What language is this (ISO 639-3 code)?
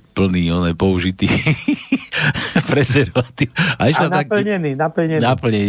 slk